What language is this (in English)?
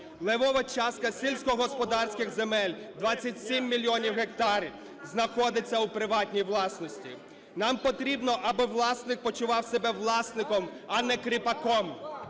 Ukrainian